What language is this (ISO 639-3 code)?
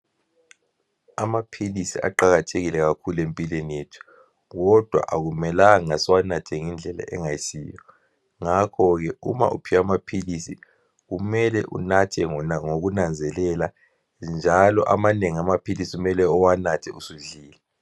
nde